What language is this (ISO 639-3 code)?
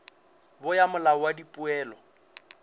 nso